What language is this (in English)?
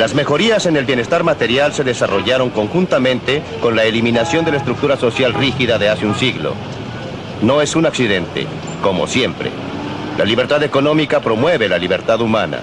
Spanish